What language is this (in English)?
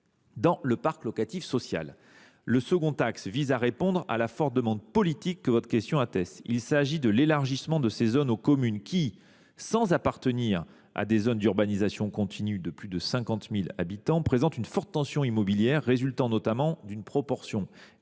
French